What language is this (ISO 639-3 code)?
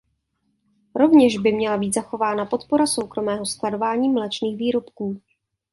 ces